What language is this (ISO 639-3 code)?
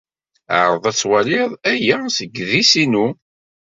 kab